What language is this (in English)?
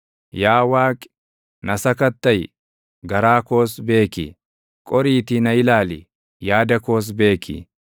Oromo